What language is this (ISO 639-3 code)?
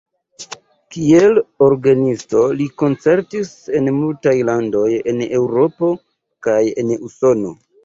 epo